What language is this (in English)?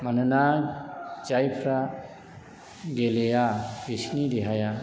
Bodo